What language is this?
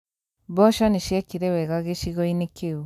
Kikuyu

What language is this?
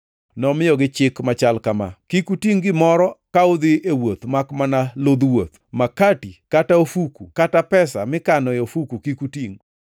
Luo (Kenya and Tanzania)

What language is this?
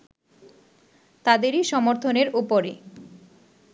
Bangla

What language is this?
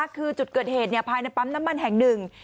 Thai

